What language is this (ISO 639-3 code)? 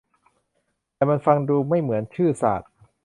tha